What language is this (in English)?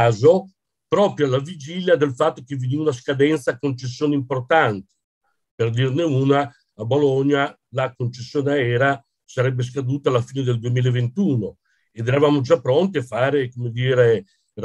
Italian